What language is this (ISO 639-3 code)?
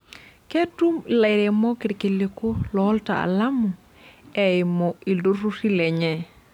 mas